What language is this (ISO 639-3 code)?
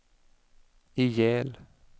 swe